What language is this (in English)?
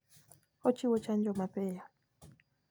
Luo (Kenya and Tanzania)